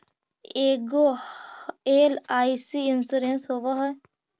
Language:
Magahi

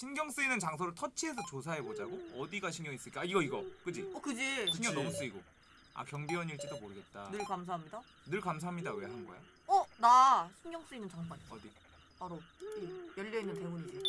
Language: Korean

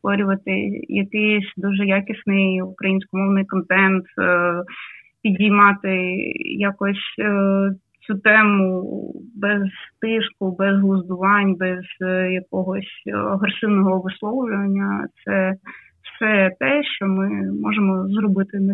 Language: Ukrainian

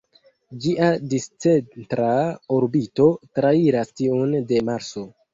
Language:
Esperanto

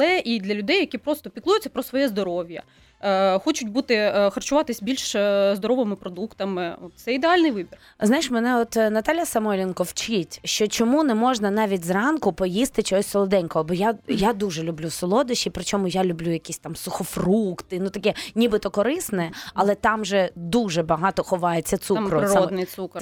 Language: Ukrainian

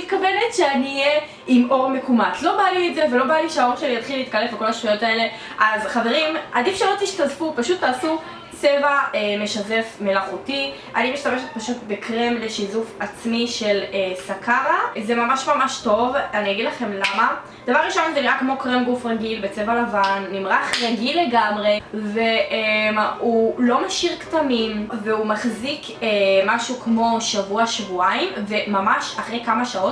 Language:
Hebrew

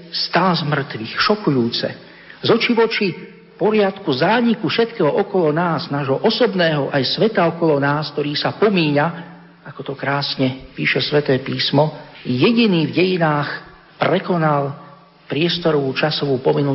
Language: Slovak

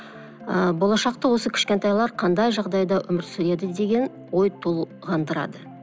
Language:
Kazakh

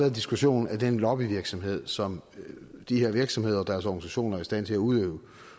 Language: Danish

